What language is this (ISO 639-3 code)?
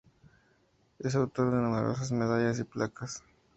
spa